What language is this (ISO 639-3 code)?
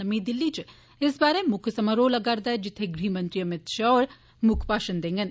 doi